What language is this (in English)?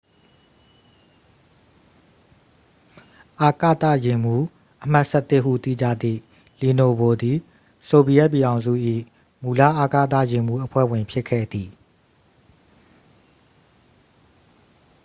Burmese